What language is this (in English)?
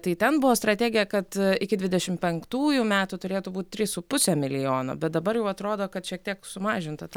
Lithuanian